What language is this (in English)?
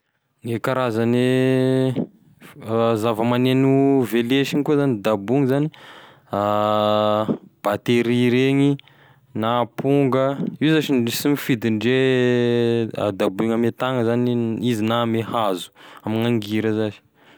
Tesaka Malagasy